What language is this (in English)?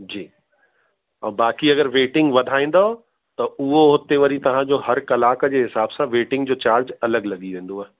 Sindhi